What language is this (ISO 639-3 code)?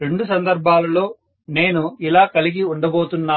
tel